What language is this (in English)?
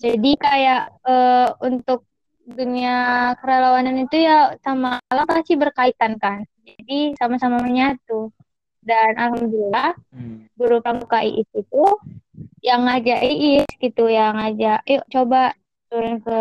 Indonesian